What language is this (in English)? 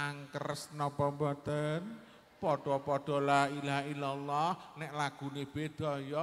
Indonesian